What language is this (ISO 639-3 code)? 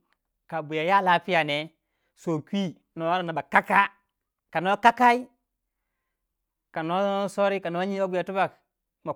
wja